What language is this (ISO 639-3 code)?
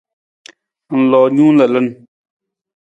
nmz